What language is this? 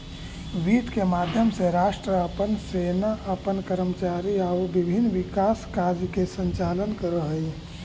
Magahi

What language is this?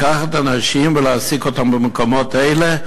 Hebrew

